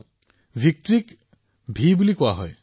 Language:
Assamese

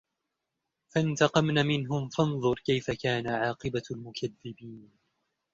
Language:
Arabic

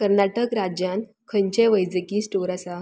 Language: Konkani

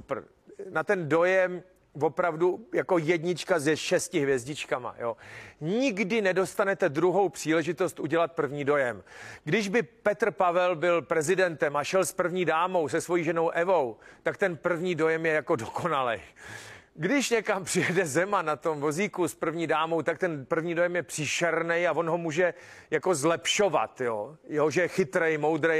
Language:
Czech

